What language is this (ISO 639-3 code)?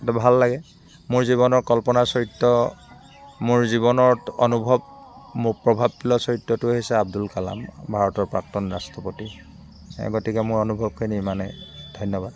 asm